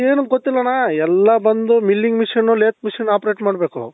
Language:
Kannada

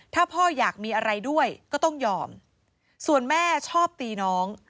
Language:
Thai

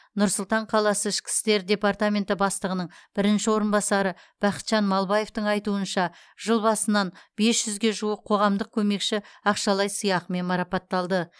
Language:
Kazakh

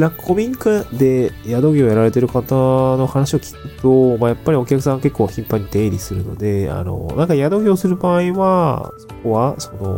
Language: Japanese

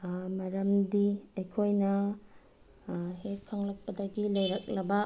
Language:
Manipuri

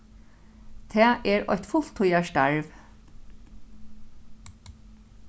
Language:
Faroese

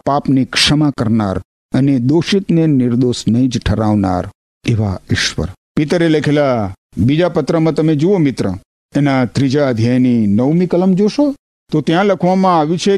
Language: Gujarati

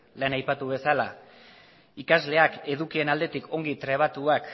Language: Basque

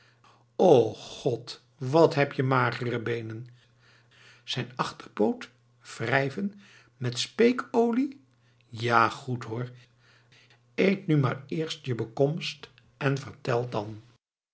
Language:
Dutch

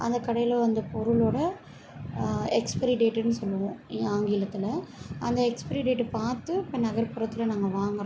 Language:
Tamil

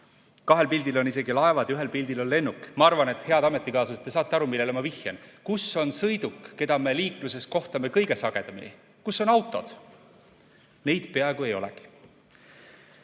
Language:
Estonian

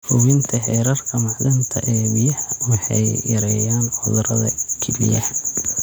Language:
Somali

